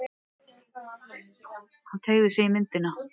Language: Icelandic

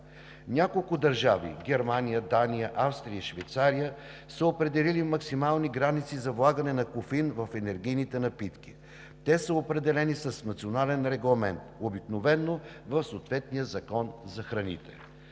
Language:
Bulgarian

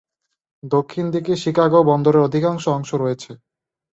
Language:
Bangla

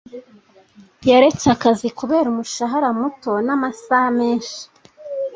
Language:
Kinyarwanda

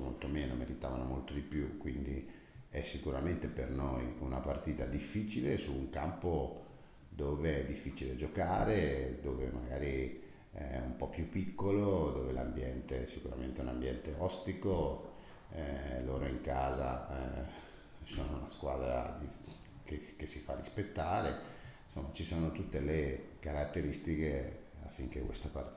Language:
Italian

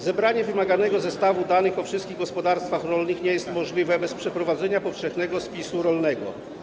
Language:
Polish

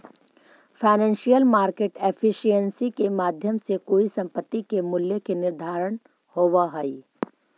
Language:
Magahi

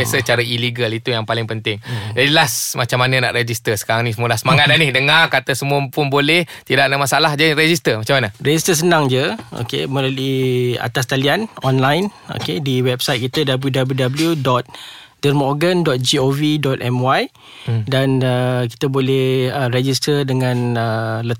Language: Malay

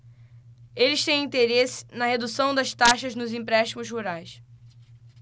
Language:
Portuguese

